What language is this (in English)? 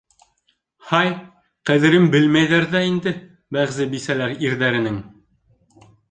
Bashkir